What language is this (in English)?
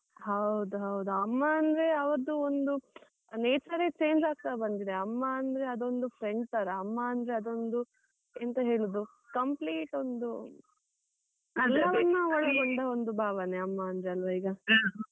Kannada